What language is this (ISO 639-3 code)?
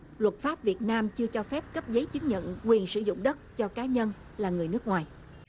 vie